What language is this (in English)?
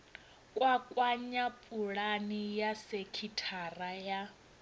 Venda